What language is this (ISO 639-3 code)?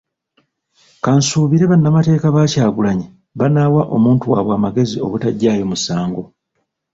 lug